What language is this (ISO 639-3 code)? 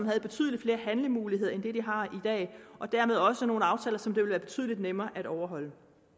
dan